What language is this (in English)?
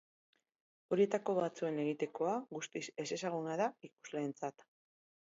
Basque